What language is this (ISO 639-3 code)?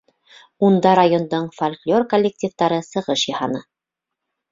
bak